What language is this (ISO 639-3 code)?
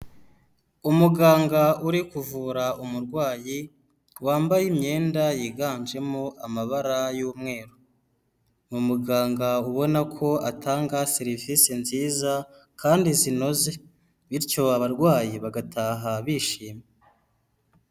kin